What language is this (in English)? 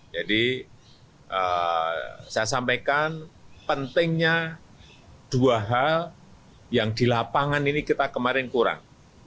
Indonesian